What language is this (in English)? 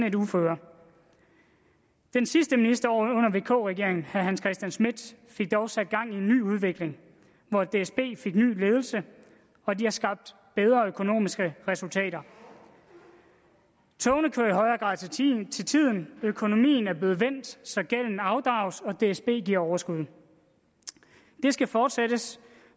Danish